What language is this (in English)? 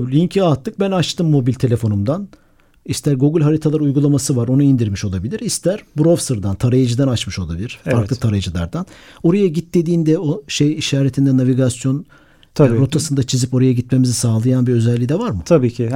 Turkish